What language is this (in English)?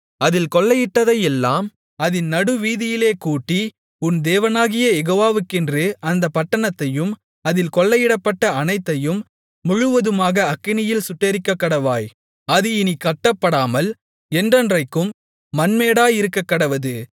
Tamil